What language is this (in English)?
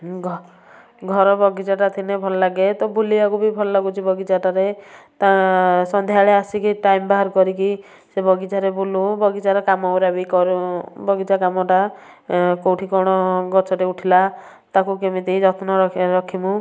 Odia